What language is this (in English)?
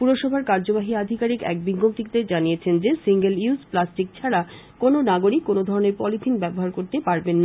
Bangla